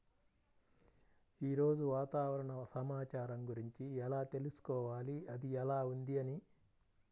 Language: Telugu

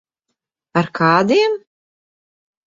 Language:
Latvian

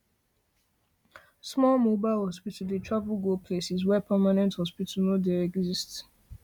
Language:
Nigerian Pidgin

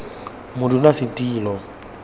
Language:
Tswana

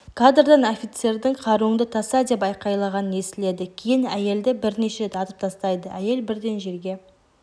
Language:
Kazakh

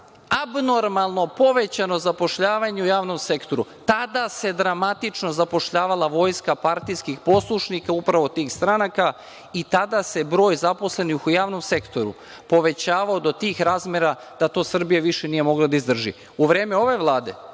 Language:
Serbian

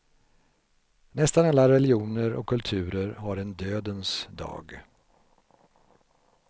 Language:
Swedish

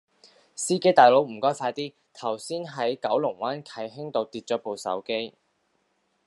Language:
Cantonese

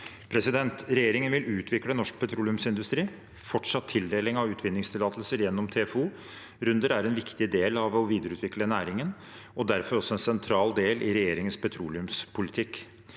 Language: Norwegian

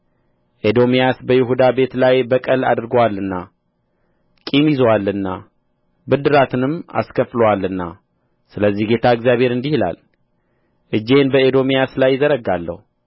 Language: Amharic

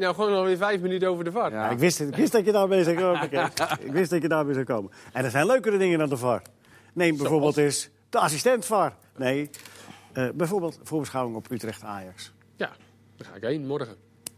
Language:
Dutch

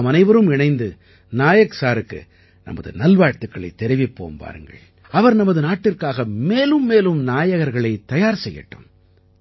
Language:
Tamil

